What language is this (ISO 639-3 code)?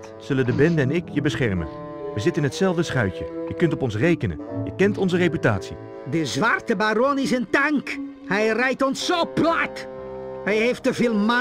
nld